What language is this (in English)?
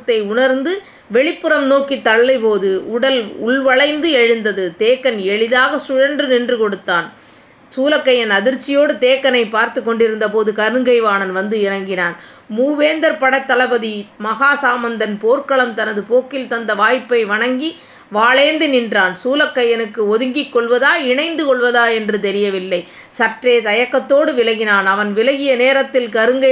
Tamil